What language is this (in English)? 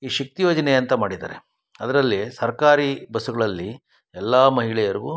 Kannada